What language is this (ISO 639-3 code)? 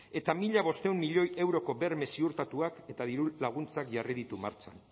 eus